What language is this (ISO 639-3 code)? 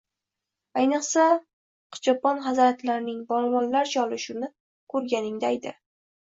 uzb